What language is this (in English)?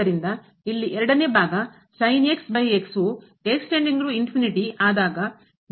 Kannada